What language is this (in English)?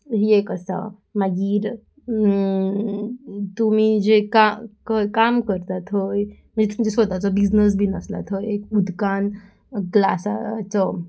Konkani